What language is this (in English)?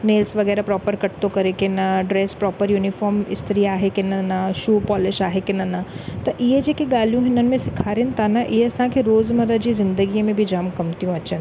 Sindhi